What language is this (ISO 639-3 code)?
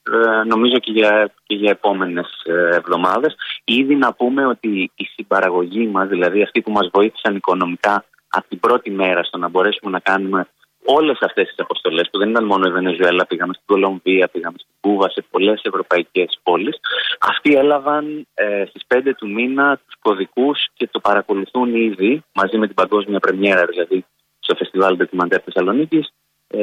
ell